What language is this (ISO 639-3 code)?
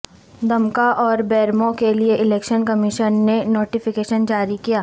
urd